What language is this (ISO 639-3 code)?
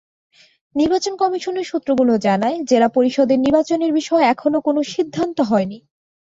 ben